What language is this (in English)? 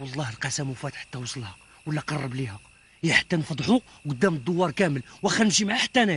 Arabic